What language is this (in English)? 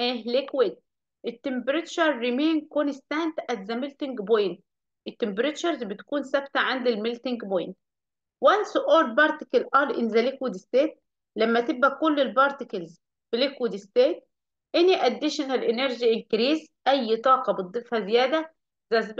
Arabic